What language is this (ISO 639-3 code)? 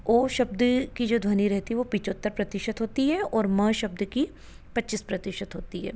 hin